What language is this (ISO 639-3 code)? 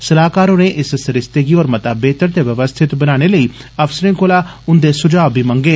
doi